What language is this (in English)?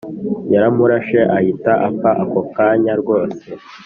Kinyarwanda